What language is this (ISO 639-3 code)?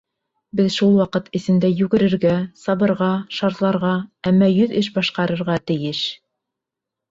bak